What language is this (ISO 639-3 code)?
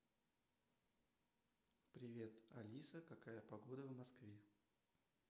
rus